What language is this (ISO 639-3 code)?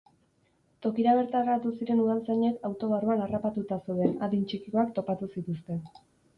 eus